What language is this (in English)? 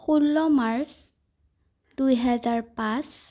Assamese